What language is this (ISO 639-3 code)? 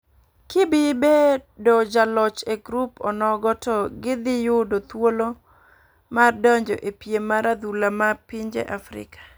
luo